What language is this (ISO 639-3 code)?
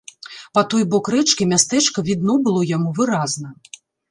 bel